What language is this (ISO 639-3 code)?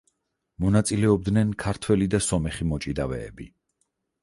kat